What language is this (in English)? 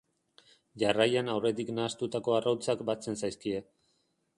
Basque